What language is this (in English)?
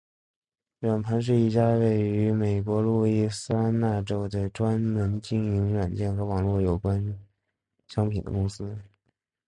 Chinese